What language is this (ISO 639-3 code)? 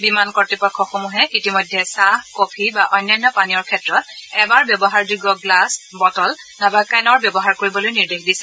asm